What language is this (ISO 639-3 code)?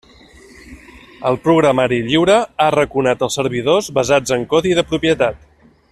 cat